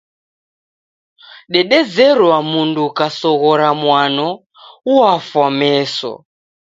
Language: Taita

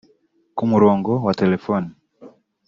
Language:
Kinyarwanda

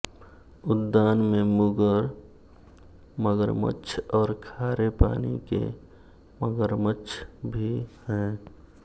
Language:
Hindi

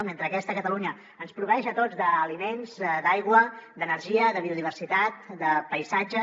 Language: Catalan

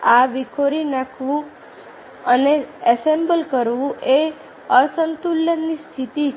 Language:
Gujarati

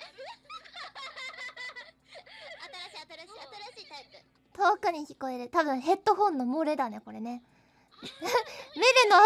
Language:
Japanese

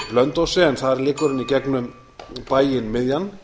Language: Icelandic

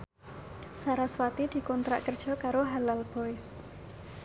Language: Javanese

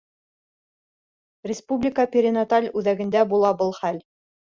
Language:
Bashkir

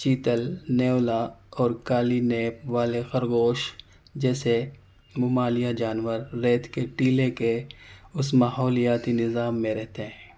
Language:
Urdu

